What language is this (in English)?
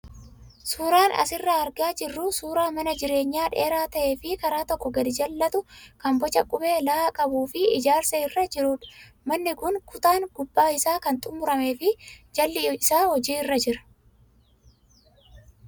Oromo